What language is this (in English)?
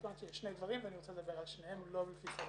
Hebrew